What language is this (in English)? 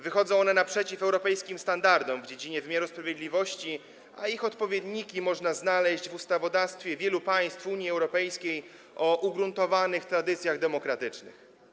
Polish